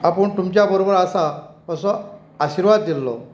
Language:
Konkani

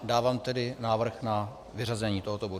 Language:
Czech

